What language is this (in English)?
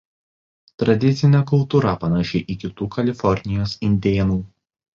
Lithuanian